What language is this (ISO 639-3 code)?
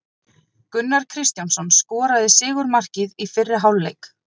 isl